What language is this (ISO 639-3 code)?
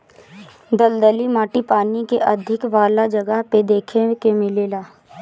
bho